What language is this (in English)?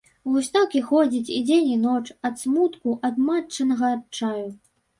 Belarusian